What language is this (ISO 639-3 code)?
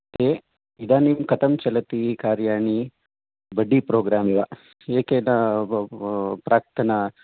san